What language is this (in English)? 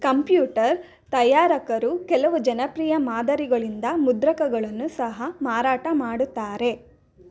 Kannada